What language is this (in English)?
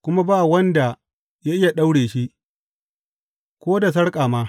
Hausa